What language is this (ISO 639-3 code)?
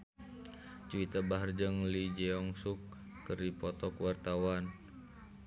sun